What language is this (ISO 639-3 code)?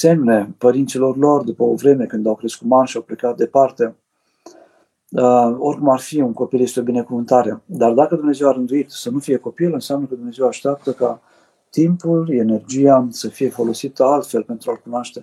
ron